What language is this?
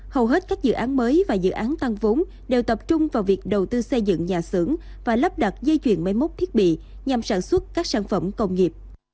Vietnamese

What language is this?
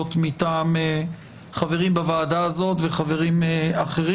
Hebrew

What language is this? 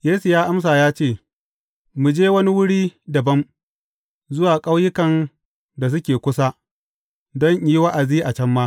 Hausa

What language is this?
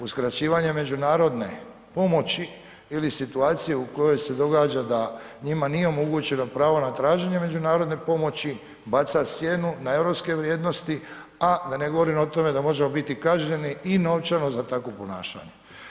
Croatian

